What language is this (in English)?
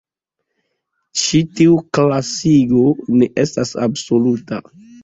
Esperanto